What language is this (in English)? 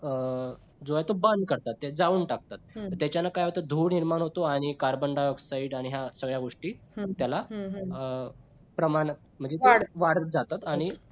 Marathi